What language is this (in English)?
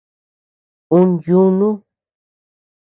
Tepeuxila Cuicatec